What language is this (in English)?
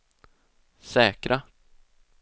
Swedish